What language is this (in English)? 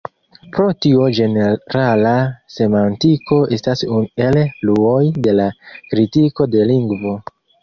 Esperanto